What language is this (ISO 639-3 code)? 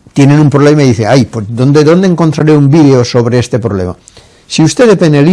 spa